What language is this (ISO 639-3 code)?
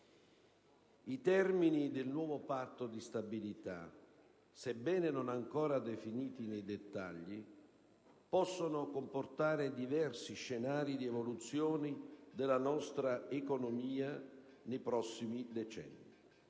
ita